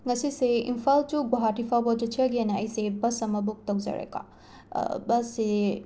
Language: Manipuri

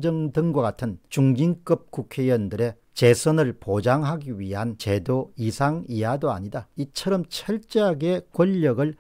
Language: Korean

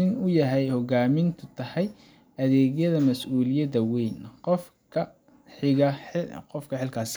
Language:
Somali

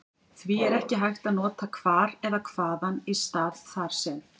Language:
Icelandic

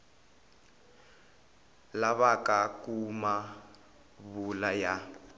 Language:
Tsonga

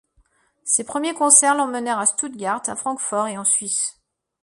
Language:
French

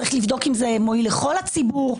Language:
Hebrew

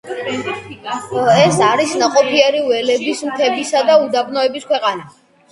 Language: Georgian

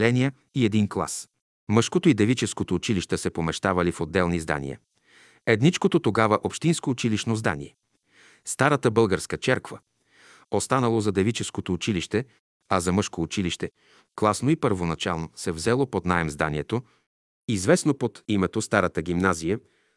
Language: Bulgarian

